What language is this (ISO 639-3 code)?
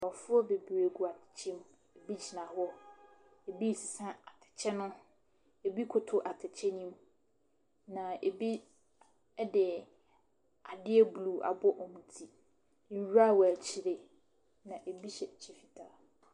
aka